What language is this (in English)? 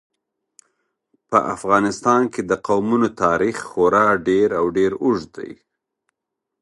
Pashto